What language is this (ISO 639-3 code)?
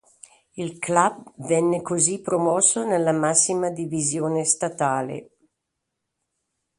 ita